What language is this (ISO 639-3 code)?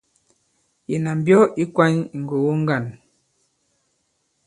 abb